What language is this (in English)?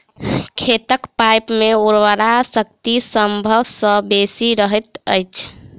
Maithili